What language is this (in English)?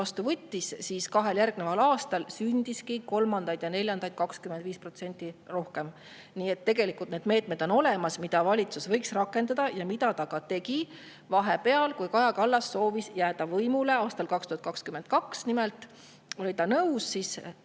Estonian